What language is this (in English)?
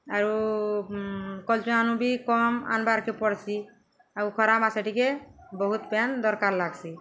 Odia